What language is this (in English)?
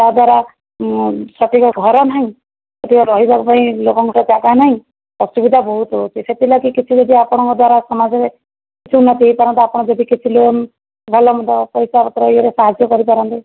Odia